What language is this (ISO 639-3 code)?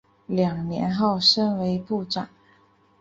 zho